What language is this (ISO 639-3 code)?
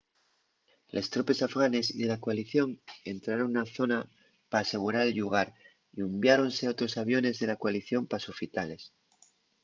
ast